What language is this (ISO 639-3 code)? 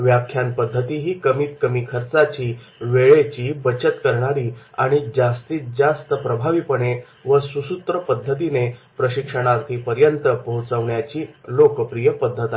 mar